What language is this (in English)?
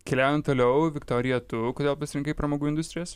Lithuanian